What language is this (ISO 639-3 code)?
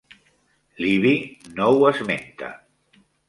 cat